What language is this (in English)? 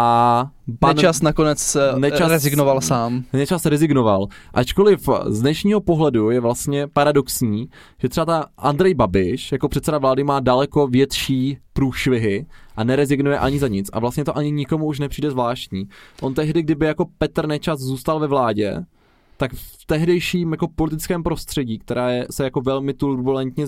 Czech